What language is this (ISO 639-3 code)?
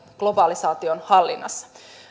fin